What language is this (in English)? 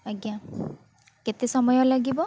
Odia